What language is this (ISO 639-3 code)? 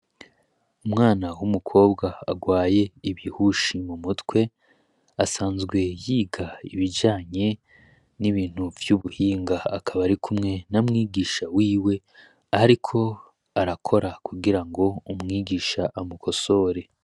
run